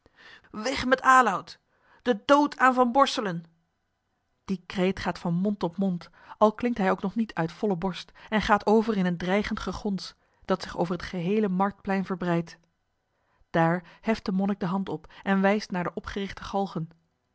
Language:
Dutch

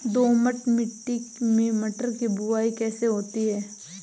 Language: Hindi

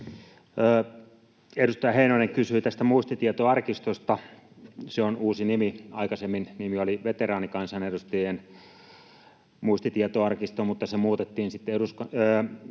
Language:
Finnish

